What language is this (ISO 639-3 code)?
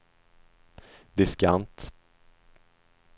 swe